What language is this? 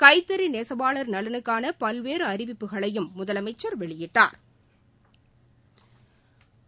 Tamil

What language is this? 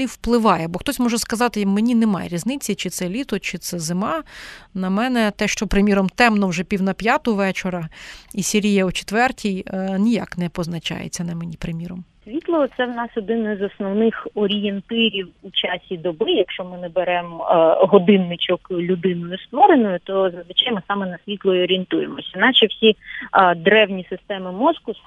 Ukrainian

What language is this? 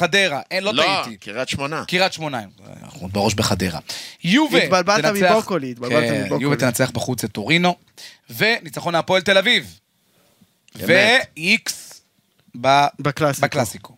Hebrew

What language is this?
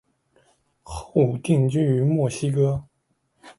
Chinese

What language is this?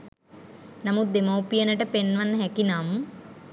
Sinhala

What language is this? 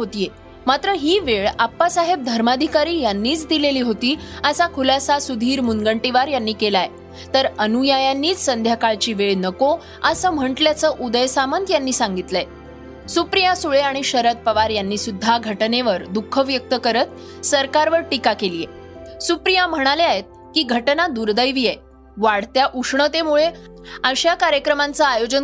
Marathi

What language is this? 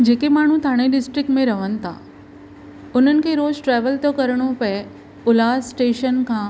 Sindhi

